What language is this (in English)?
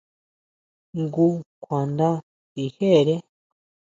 Huautla Mazatec